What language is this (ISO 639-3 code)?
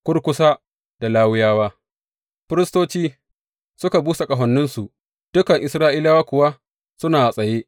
hau